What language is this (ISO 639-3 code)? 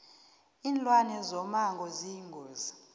nbl